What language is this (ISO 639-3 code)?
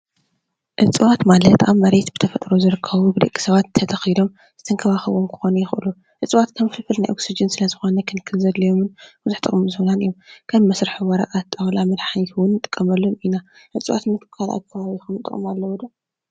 tir